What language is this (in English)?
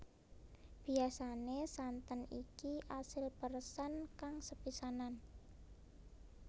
Javanese